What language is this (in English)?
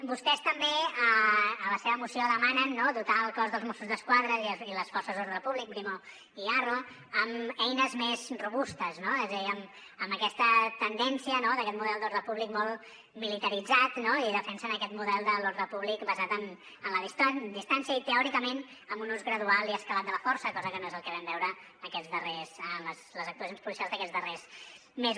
Catalan